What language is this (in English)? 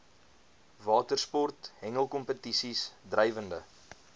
Afrikaans